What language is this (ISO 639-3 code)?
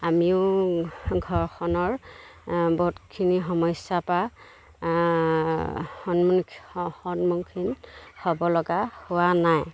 asm